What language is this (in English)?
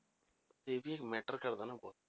Punjabi